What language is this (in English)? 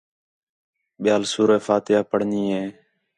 Khetrani